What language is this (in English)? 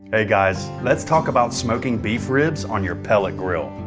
English